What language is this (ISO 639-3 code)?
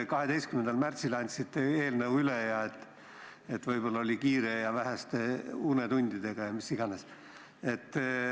est